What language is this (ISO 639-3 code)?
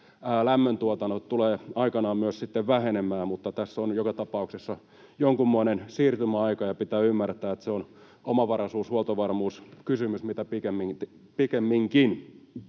fin